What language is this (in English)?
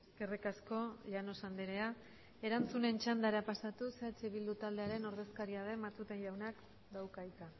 Basque